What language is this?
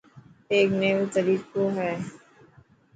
Dhatki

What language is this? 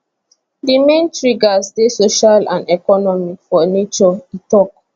Nigerian Pidgin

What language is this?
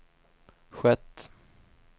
Swedish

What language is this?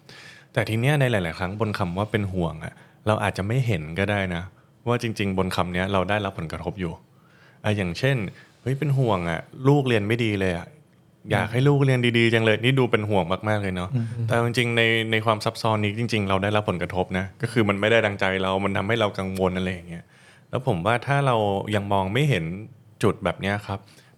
Thai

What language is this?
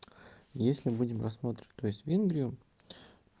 Russian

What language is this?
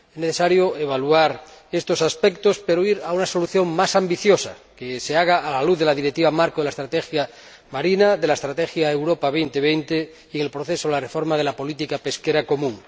Spanish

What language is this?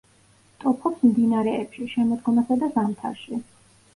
Georgian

